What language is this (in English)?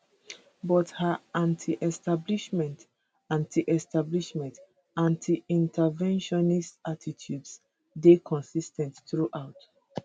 Nigerian Pidgin